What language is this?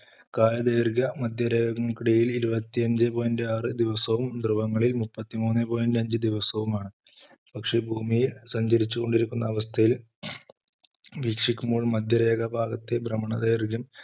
Malayalam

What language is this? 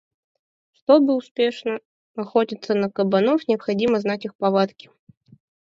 Mari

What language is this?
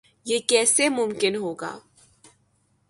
Urdu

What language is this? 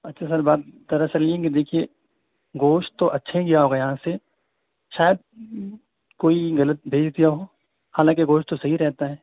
Urdu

